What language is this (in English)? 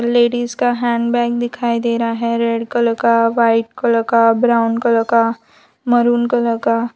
Hindi